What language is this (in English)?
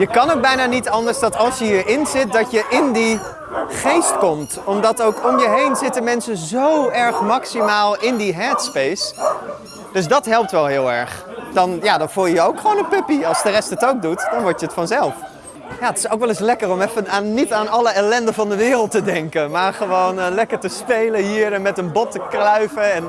Dutch